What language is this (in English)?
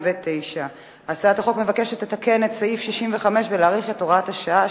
Hebrew